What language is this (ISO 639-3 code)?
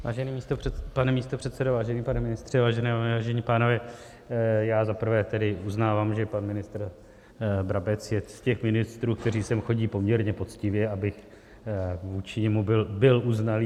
ces